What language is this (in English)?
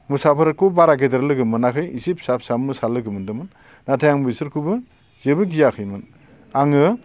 Bodo